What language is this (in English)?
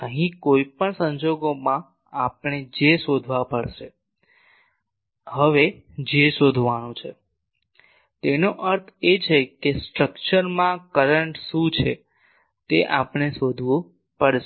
Gujarati